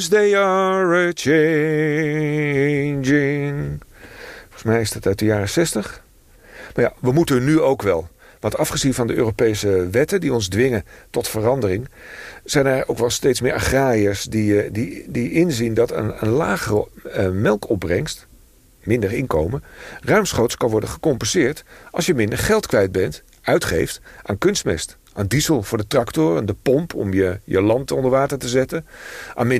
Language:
Dutch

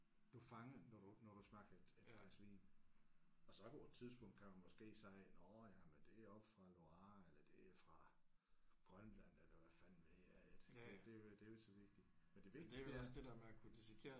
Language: Danish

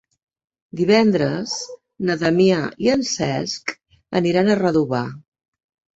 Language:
Catalan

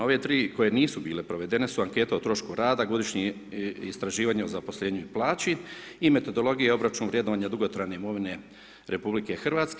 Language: Croatian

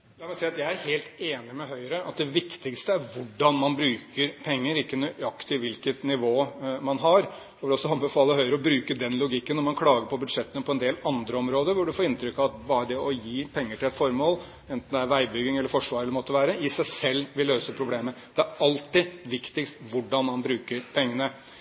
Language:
Norwegian Bokmål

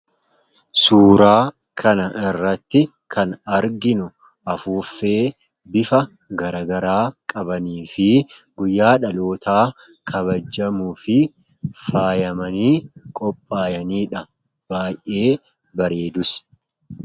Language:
Oromo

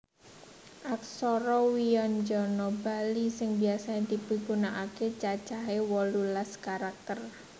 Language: Javanese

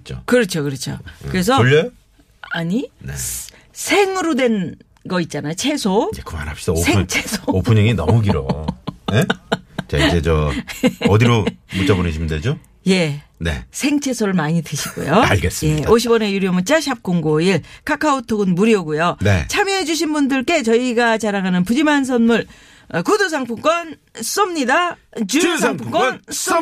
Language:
Korean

